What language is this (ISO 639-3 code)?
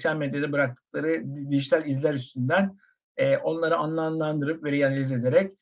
tur